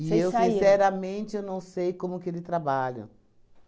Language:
Portuguese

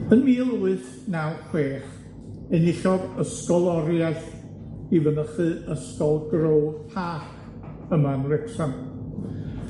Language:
Welsh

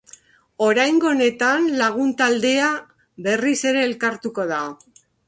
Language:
Basque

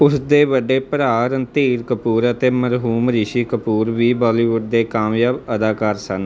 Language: Punjabi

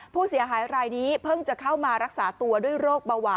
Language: Thai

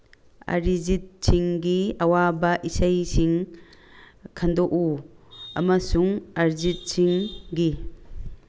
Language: Manipuri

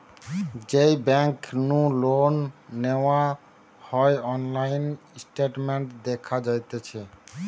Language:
Bangla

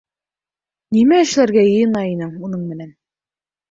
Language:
Bashkir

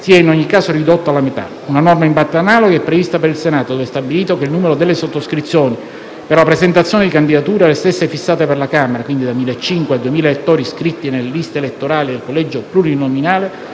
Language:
Italian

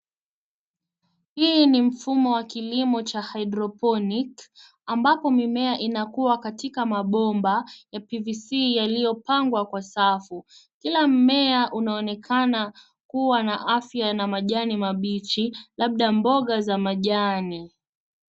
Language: Swahili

